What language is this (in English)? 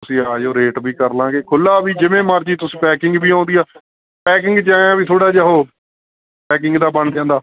Punjabi